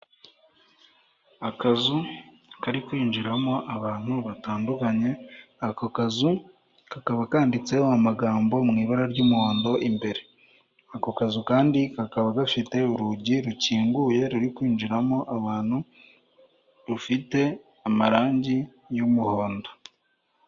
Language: Kinyarwanda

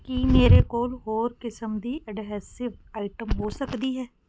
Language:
Punjabi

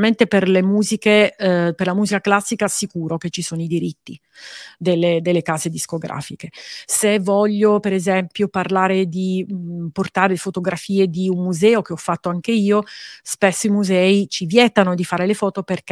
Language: Italian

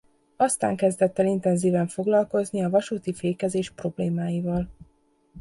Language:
Hungarian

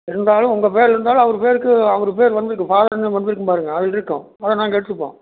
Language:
Tamil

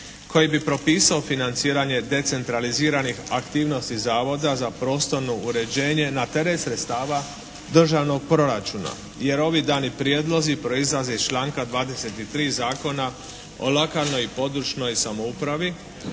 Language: Croatian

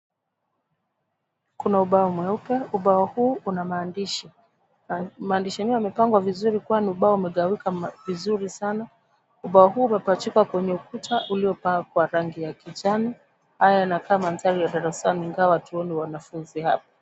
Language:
Swahili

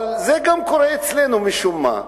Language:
Hebrew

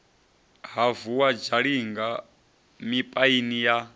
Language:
Venda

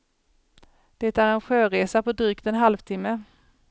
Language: Swedish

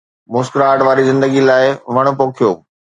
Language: Sindhi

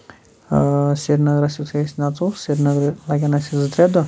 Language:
Kashmiri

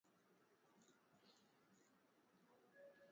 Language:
Swahili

